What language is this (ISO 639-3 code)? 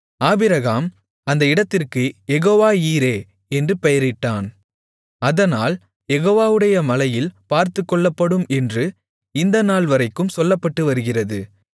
tam